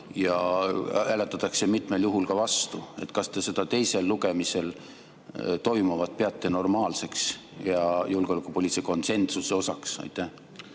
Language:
Estonian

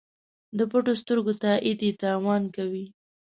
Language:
Pashto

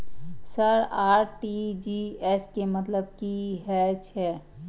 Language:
Maithili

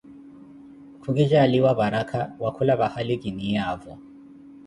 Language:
Koti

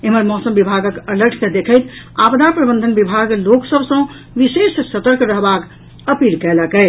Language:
Maithili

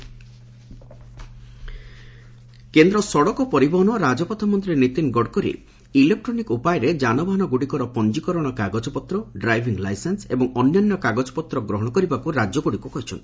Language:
Odia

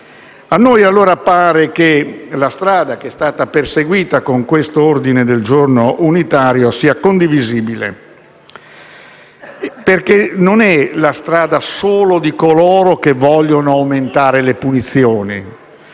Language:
Italian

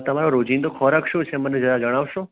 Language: Gujarati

